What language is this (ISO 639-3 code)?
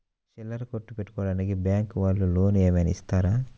tel